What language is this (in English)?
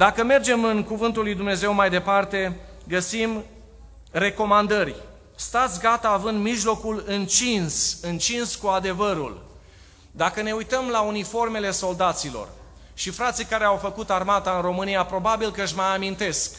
Romanian